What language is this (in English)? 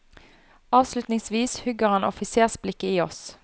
Norwegian